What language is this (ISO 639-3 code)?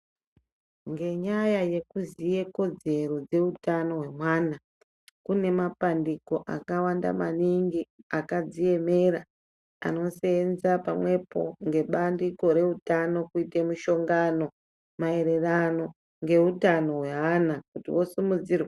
ndc